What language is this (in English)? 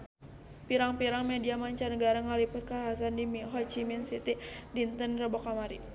Sundanese